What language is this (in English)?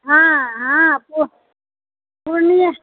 Maithili